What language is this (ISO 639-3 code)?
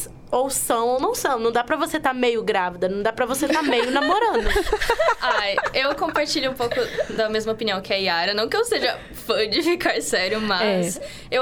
por